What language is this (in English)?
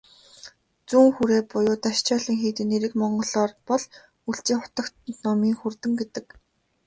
Mongolian